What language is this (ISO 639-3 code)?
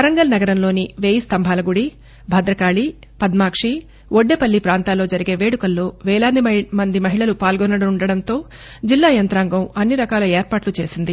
tel